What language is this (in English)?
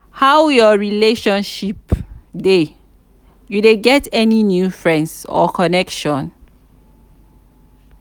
Nigerian Pidgin